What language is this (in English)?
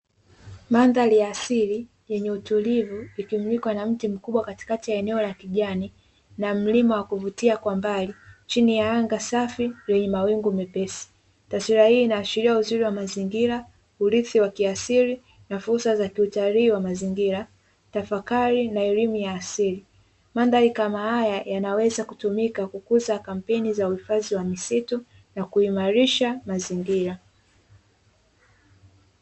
Swahili